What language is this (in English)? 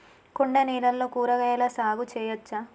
Telugu